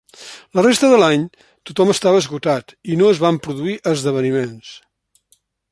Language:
Catalan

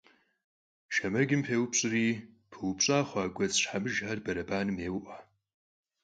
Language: Kabardian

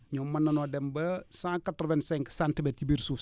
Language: Wolof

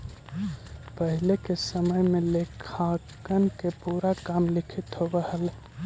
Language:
Magahi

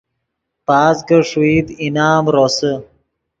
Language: Yidgha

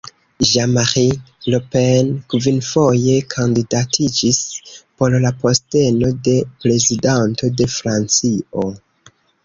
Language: Esperanto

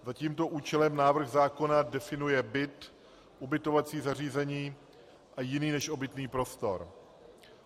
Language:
Czech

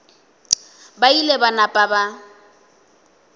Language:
Northern Sotho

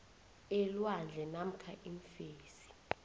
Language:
South Ndebele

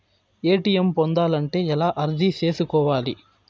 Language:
Telugu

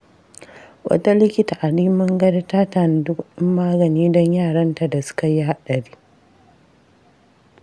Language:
Hausa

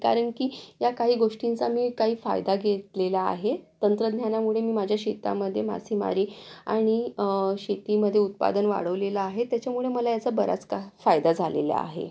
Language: Marathi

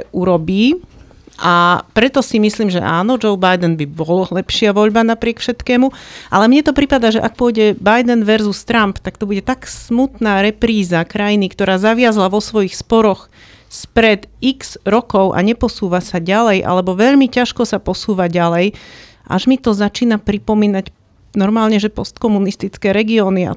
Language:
Slovak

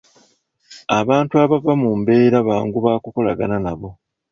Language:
Ganda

